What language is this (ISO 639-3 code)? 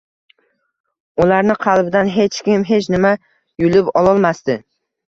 uzb